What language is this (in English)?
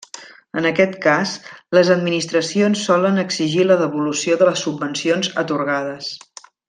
Catalan